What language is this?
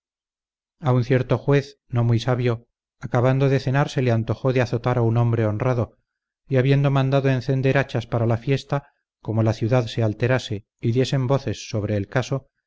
Spanish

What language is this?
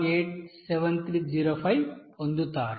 Telugu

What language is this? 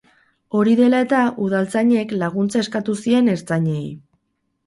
Basque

